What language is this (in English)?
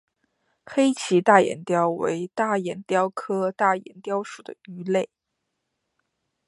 Chinese